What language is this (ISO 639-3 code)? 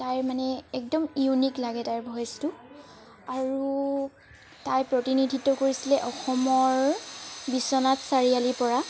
asm